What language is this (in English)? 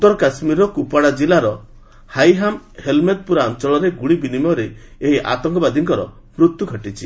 Odia